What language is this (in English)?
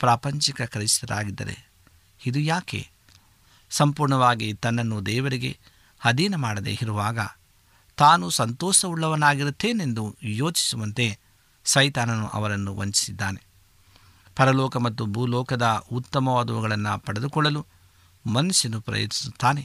Kannada